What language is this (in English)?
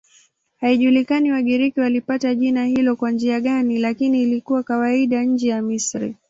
Swahili